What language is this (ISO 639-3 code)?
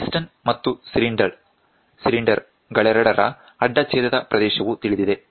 kan